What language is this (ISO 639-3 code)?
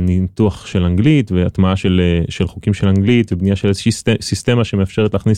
heb